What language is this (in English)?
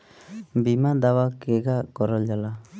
Bhojpuri